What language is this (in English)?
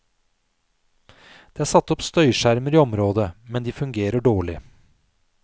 Norwegian